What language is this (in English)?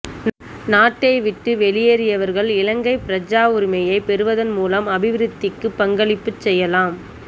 Tamil